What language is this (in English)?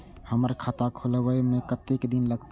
Maithili